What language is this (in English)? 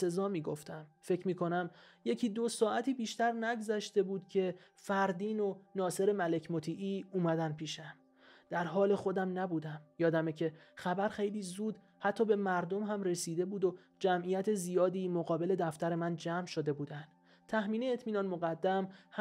Persian